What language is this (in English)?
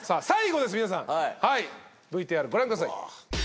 Japanese